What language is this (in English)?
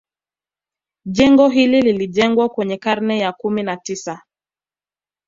Swahili